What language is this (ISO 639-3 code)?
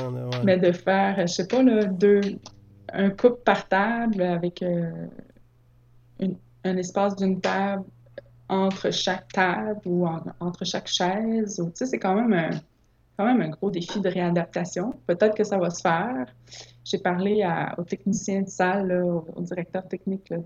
fra